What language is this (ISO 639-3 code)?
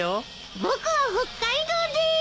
jpn